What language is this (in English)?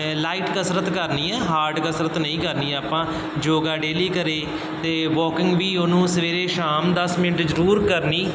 Punjabi